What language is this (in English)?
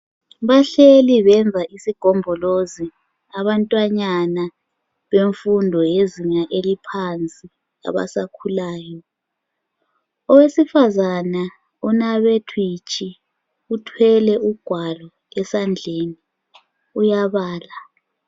North Ndebele